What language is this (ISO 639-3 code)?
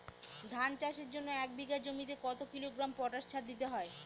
ben